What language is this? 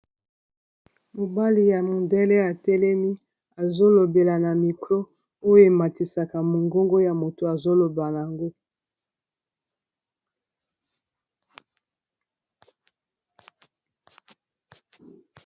Lingala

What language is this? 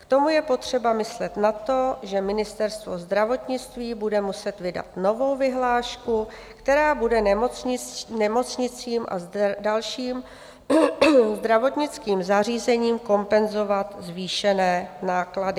Czech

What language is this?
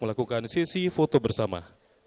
Indonesian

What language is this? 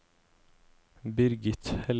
Norwegian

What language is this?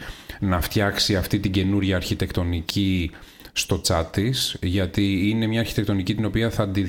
Greek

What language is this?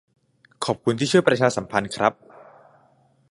Thai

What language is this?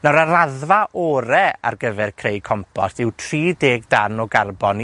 Welsh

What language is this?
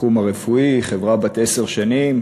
Hebrew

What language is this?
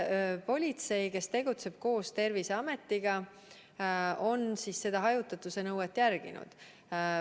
Estonian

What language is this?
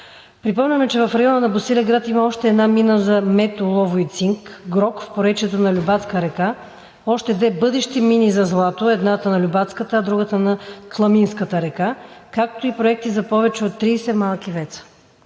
Bulgarian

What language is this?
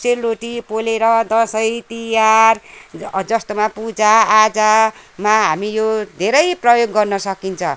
Nepali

